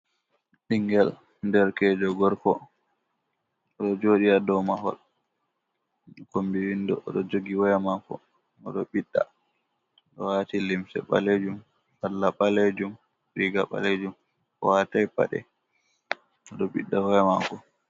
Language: Fula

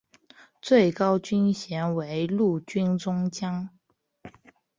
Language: Chinese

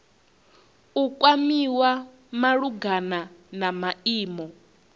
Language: Venda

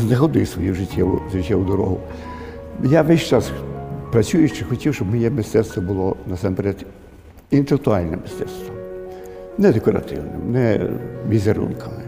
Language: Ukrainian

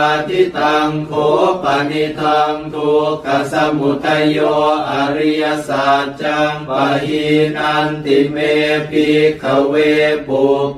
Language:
Thai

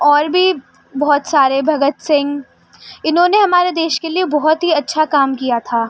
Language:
Urdu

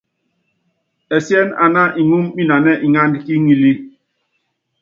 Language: Yangben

